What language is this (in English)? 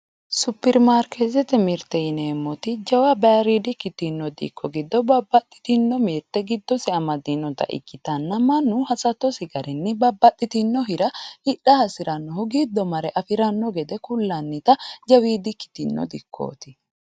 Sidamo